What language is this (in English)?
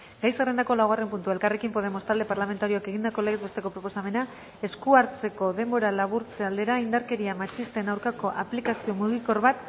Basque